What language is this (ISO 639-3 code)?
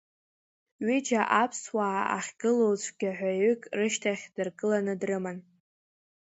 abk